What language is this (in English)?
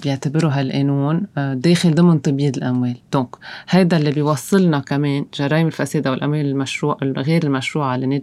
Arabic